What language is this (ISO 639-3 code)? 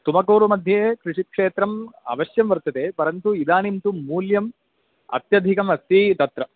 san